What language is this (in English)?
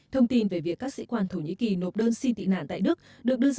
Vietnamese